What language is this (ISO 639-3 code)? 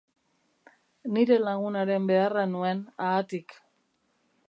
eus